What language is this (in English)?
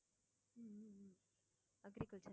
Tamil